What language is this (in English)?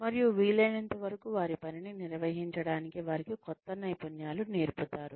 Telugu